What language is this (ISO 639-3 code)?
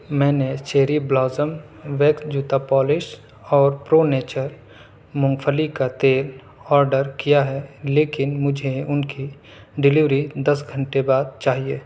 urd